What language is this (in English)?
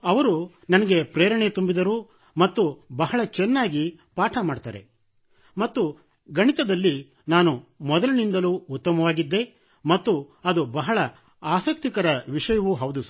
Kannada